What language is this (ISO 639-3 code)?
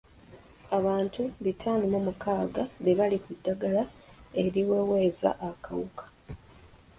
lug